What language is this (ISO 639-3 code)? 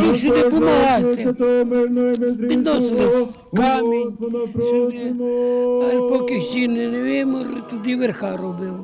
ukr